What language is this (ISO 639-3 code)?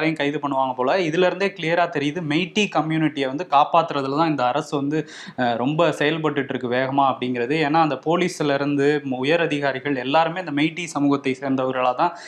tam